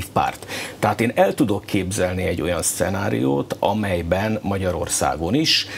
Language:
Hungarian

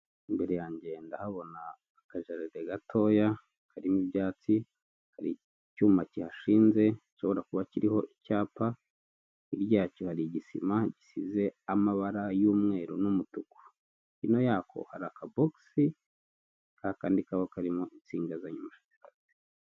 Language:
Kinyarwanda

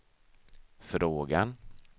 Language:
Swedish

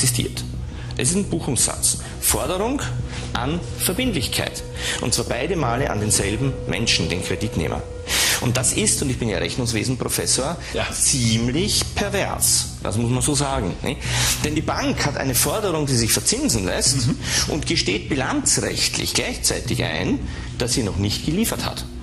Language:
German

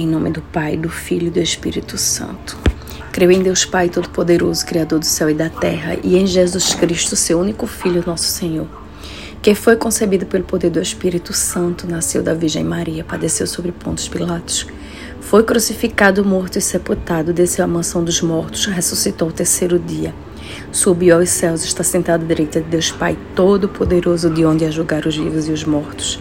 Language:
Portuguese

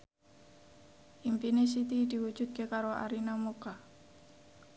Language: Javanese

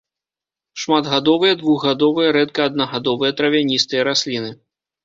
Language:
Belarusian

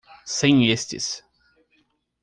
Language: Portuguese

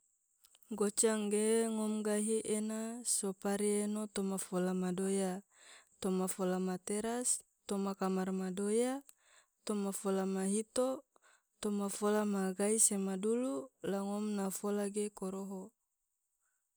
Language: Tidore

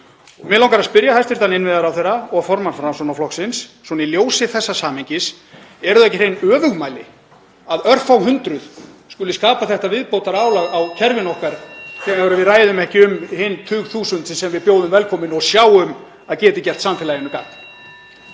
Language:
Icelandic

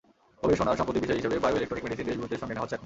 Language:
Bangla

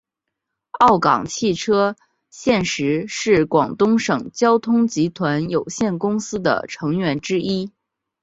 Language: Chinese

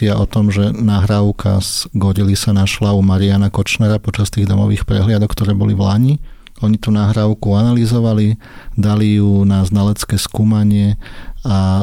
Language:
Slovak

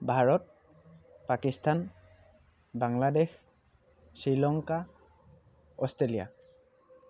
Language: Assamese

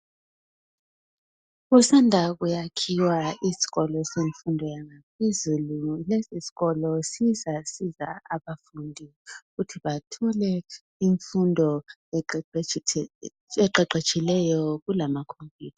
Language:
North Ndebele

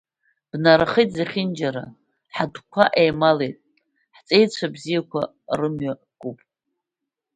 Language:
Abkhazian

